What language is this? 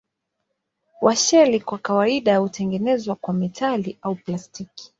Swahili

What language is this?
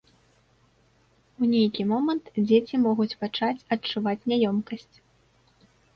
Belarusian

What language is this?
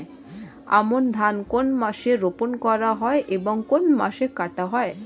Bangla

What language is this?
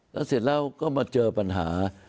Thai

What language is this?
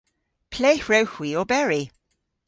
Cornish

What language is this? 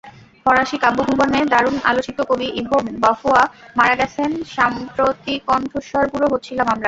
Bangla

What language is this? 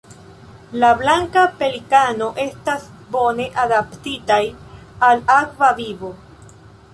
Esperanto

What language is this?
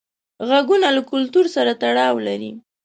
Pashto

